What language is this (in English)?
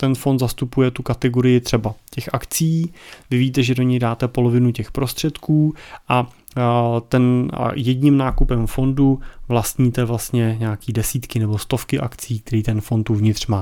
Czech